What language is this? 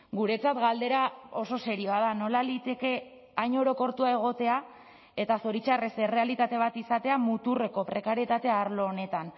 Basque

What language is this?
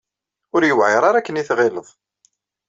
Kabyle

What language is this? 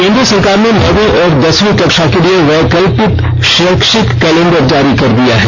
Hindi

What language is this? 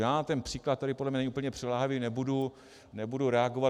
Czech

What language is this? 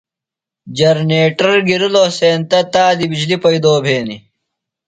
Phalura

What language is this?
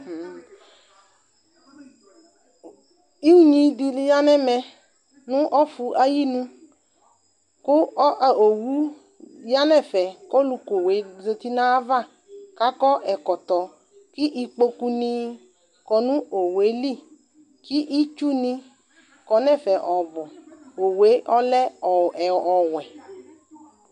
Ikposo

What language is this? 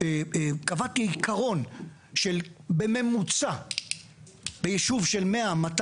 Hebrew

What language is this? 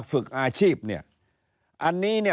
Thai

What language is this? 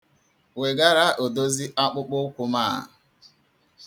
Igbo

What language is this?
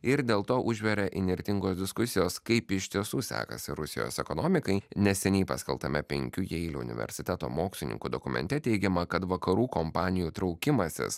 Lithuanian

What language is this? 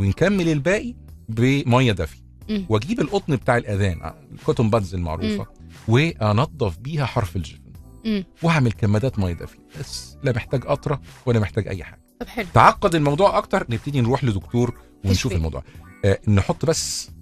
Arabic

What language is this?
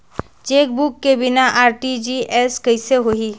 Chhattisgarhi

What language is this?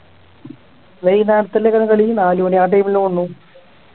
Malayalam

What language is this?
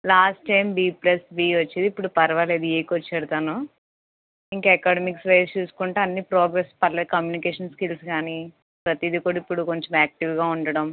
Telugu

